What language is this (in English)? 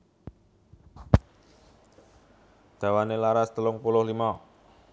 Javanese